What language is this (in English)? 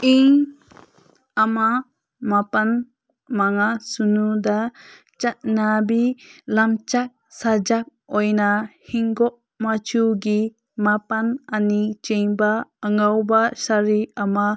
Manipuri